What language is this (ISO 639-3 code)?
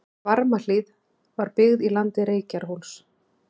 isl